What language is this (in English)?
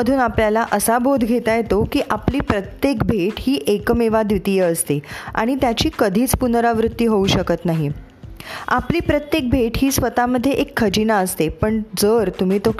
Marathi